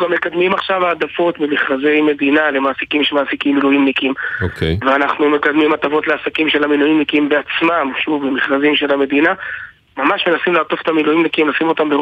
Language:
Hebrew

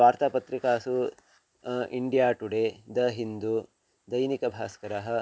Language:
Sanskrit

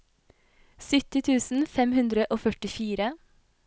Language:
Norwegian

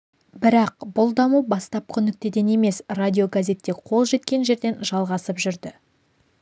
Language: Kazakh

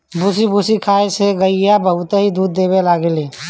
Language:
Bhojpuri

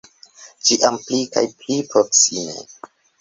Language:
Esperanto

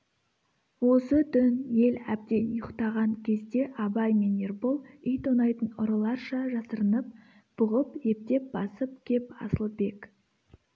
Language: Kazakh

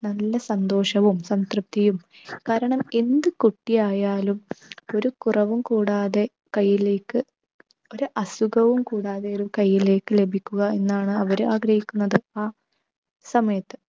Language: Malayalam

